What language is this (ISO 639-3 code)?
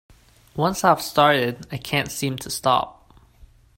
eng